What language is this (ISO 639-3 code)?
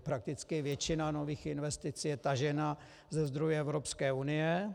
ces